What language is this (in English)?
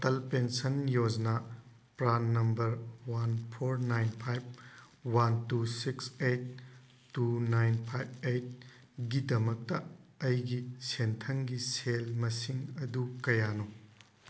Manipuri